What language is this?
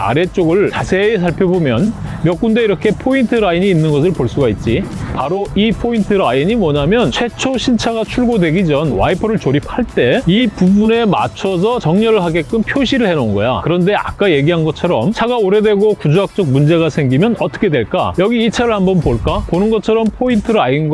Korean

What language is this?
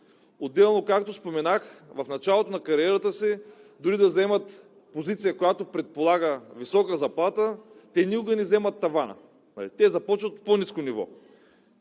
Bulgarian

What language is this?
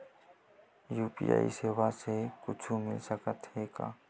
Chhattisgarhi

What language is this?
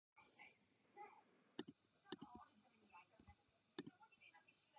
Czech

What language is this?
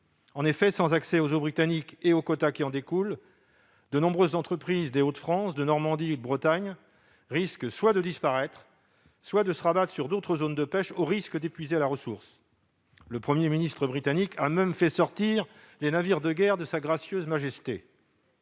French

